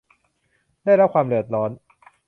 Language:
Thai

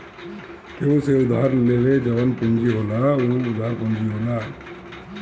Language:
Bhojpuri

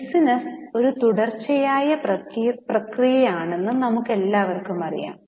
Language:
Malayalam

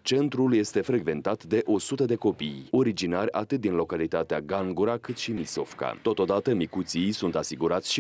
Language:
Romanian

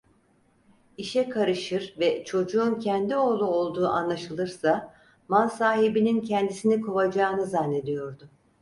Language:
Turkish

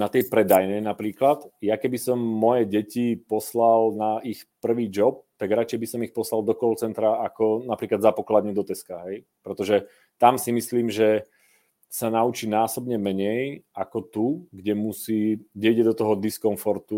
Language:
Czech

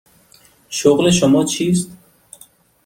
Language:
Persian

